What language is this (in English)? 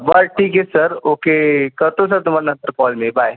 Marathi